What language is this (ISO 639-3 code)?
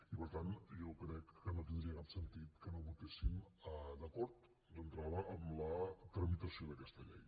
cat